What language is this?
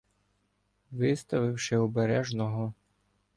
Ukrainian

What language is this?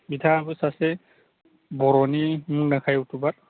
Bodo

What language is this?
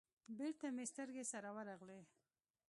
Pashto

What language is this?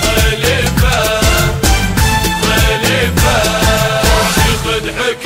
Arabic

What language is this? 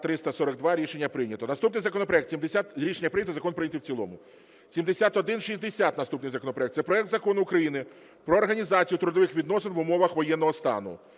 Ukrainian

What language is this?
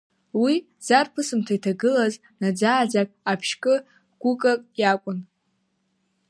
Abkhazian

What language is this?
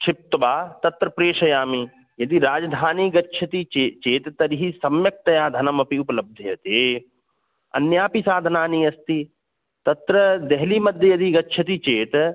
Sanskrit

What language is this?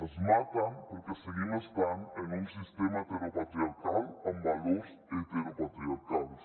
Catalan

